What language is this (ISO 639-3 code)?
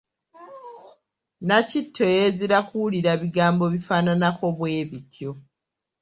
lug